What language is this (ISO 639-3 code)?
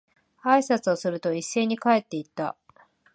jpn